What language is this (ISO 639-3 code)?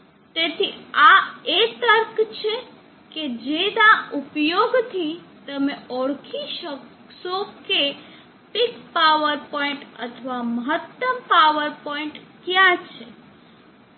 guj